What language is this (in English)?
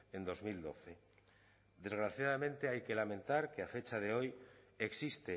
Spanish